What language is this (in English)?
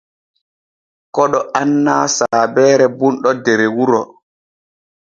Borgu Fulfulde